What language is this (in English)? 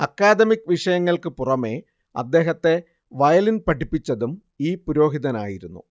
Malayalam